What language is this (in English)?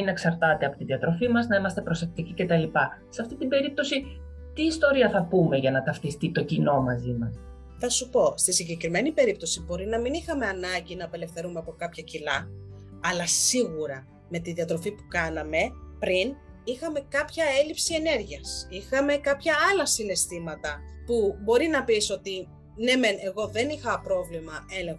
Greek